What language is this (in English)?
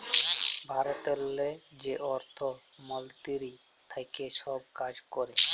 Bangla